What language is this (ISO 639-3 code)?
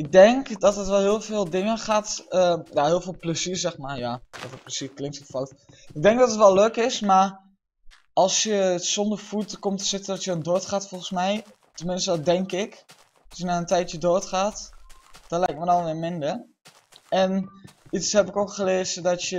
nld